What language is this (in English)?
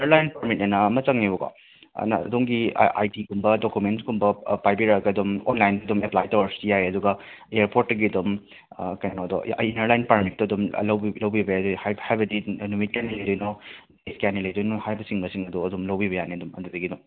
Manipuri